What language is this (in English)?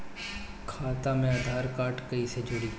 Bhojpuri